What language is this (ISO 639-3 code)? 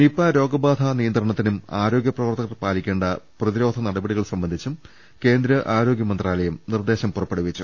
mal